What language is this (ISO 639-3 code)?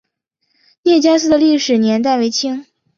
zho